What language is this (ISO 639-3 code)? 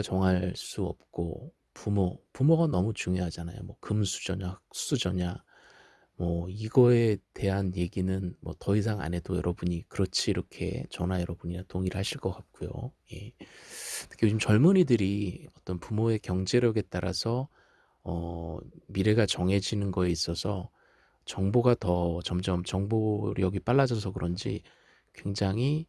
kor